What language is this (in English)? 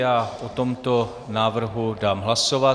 Czech